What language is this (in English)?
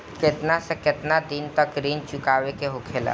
Bhojpuri